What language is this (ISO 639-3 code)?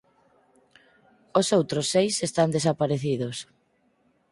glg